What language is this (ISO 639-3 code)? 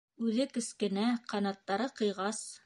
bak